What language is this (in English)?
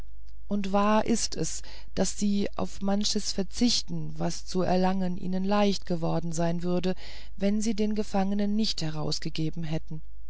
German